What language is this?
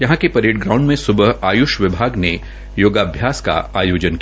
Hindi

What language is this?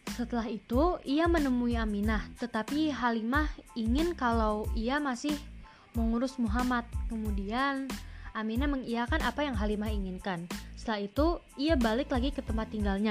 Indonesian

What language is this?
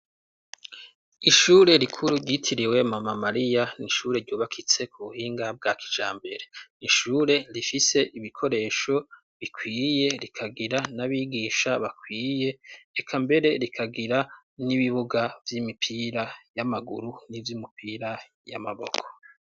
Rundi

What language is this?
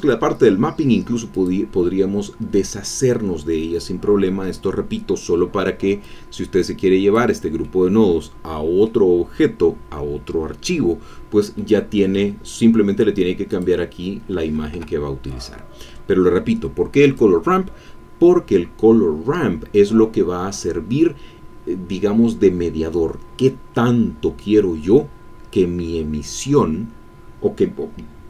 Spanish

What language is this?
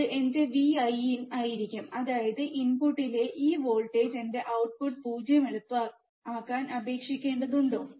Malayalam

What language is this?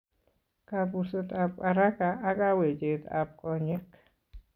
Kalenjin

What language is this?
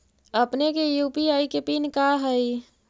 Magahi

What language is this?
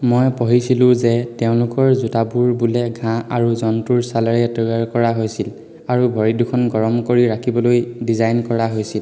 Assamese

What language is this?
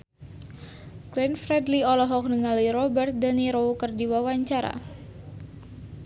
Sundanese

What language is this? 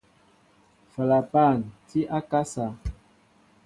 Mbo (Cameroon)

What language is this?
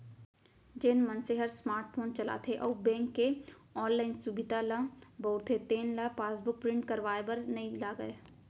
Chhattisgarhi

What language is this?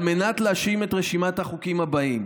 Hebrew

